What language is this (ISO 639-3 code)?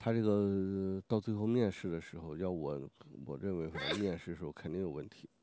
zho